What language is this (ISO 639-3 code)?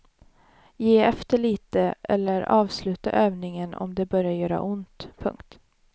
swe